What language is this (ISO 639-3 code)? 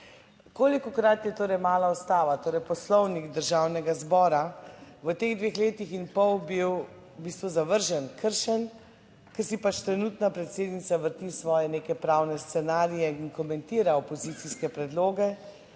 slv